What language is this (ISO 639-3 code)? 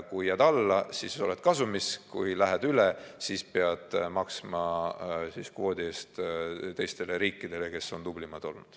est